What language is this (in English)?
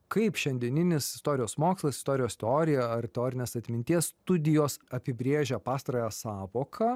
Lithuanian